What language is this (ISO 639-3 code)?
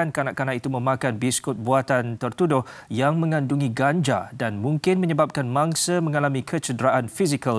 msa